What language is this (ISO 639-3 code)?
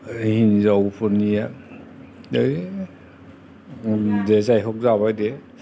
brx